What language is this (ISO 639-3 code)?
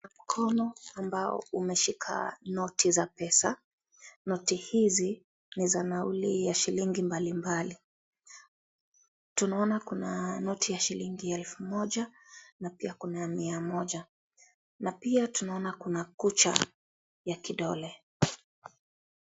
swa